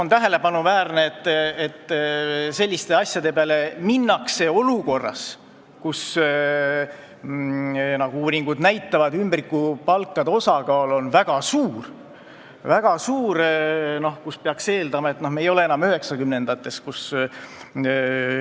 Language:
Estonian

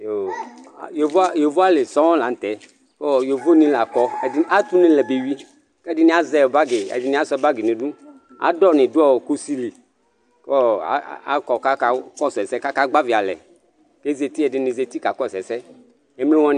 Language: Ikposo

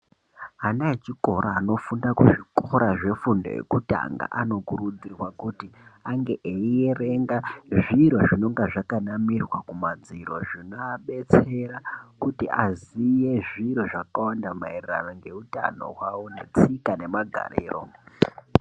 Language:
Ndau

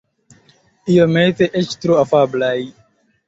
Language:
Esperanto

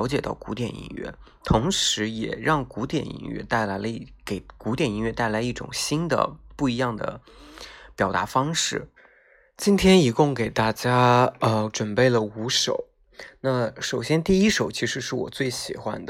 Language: Chinese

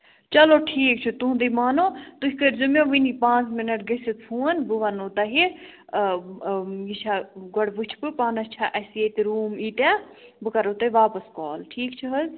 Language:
Kashmiri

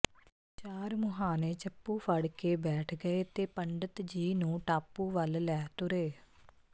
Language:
Punjabi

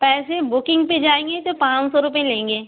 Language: Urdu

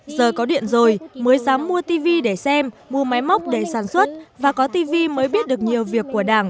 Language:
Vietnamese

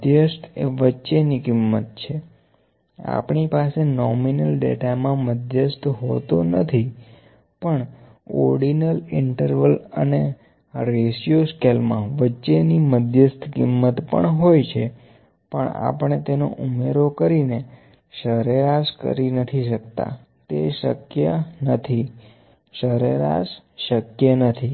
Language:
Gujarati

